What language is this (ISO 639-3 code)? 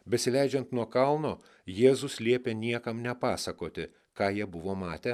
lit